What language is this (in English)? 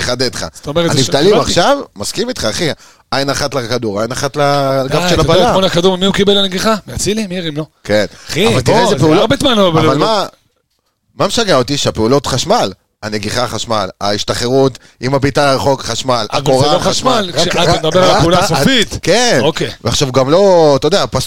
Hebrew